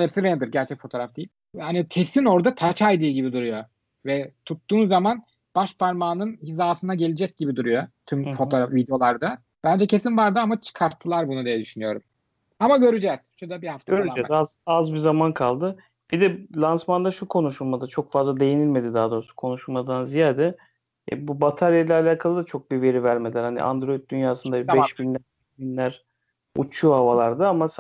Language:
Turkish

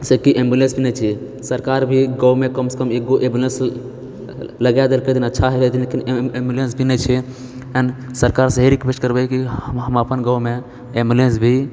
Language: Maithili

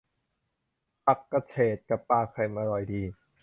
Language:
Thai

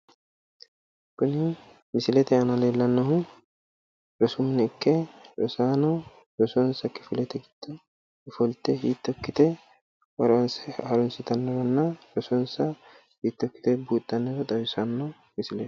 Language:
Sidamo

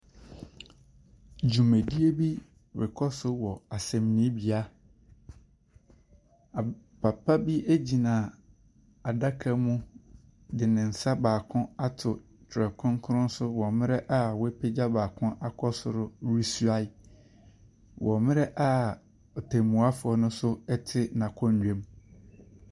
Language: Akan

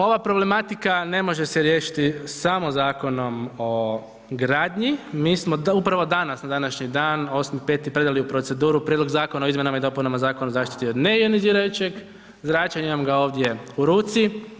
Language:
Croatian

